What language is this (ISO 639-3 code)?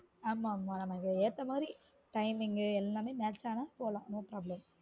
tam